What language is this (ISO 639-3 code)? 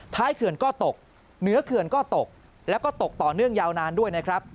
tha